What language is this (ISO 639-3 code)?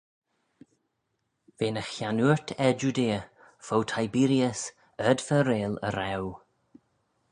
glv